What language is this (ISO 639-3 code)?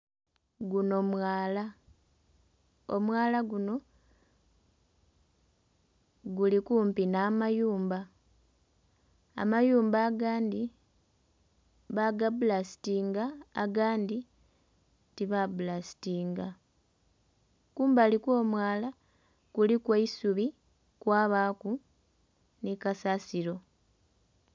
xog